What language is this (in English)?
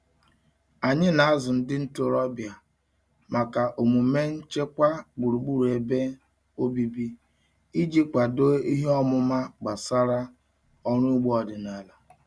Igbo